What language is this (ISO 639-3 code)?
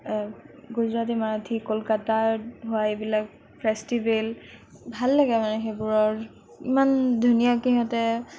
asm